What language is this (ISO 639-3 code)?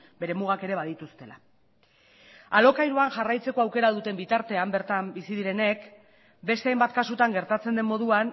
eus